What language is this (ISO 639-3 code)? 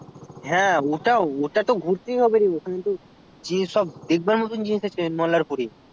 ben